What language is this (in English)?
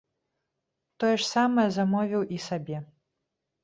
Belarusian